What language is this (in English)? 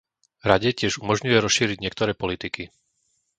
Slovak